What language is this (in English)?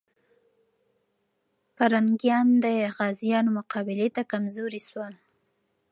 Pashto